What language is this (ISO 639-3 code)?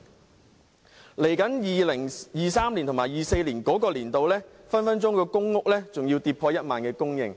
yue